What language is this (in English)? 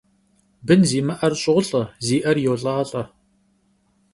Kabardian